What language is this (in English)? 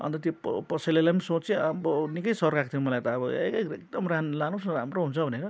Nepali